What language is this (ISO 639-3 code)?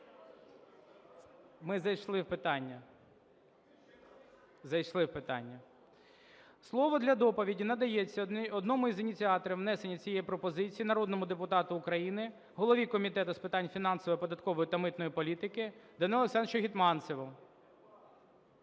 ukr